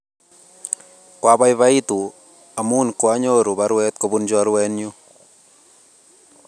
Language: Kalenjin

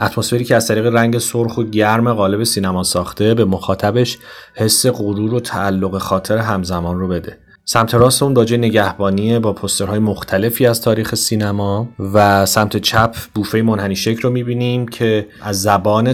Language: Persian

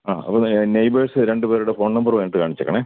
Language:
Malayalam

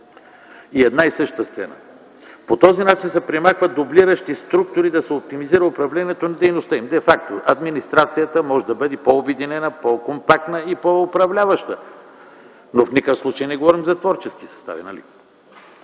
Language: Bulgarian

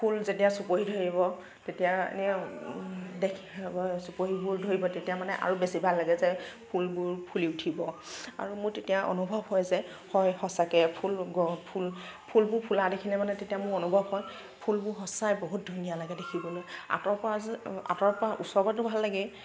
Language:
Assamese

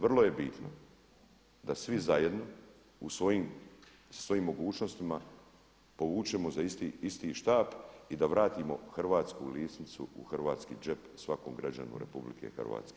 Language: Croatian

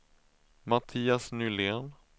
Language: Swedish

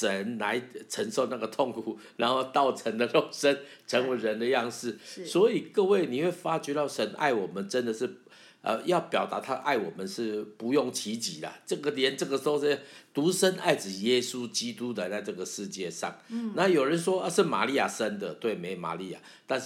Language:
Chinese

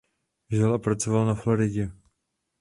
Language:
Czech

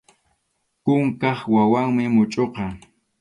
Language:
Arequipa-La Unión Quechua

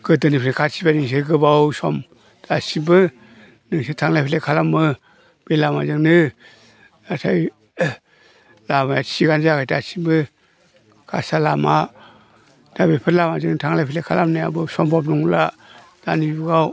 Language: Bodo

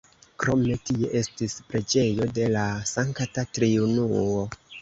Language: Esperanto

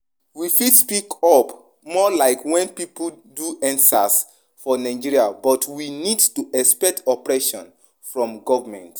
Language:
Nigerian Pidgin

